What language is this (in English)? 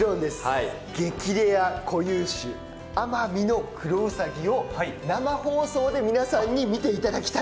Japanese